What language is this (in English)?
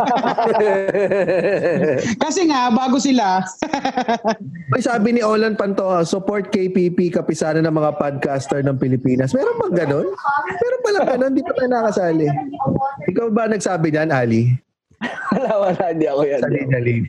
Filipino